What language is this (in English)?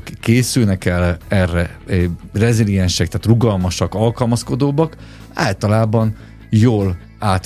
Hungarian